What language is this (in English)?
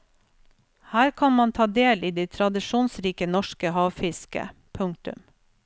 Norwegian